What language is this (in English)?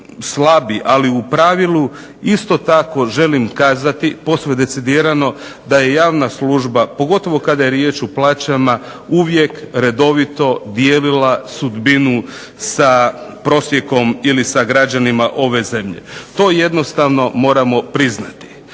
Croatian